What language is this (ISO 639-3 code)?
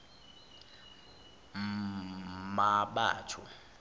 zul